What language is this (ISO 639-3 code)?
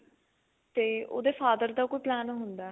pan